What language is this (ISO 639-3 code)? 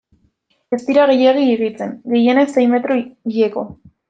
eus